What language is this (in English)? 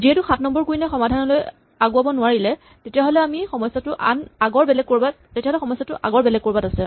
Assamese